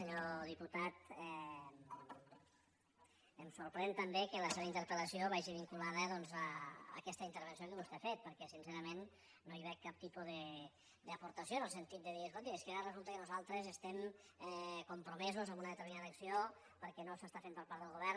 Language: Catalan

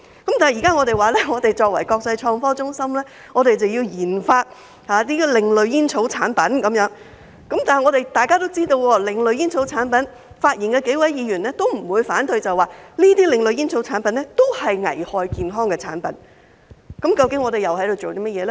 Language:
Cantonese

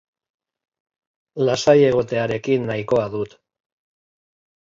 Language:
Basque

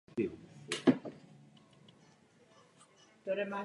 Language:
Czech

